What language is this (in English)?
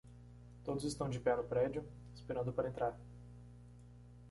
Portuguese